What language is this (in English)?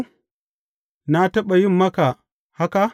Hausa